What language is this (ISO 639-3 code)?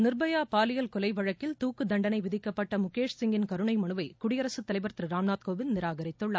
tam